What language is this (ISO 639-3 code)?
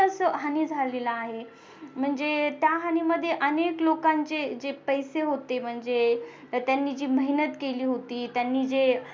mar